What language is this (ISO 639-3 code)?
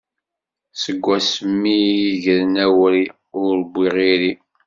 kab